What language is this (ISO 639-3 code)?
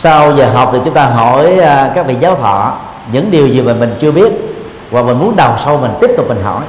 vie